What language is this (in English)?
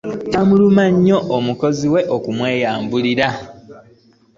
Ganda